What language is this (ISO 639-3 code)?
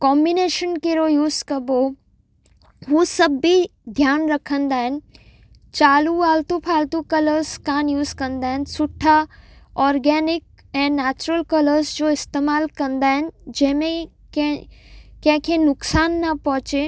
snd